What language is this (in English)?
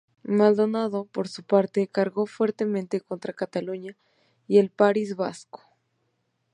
Spanish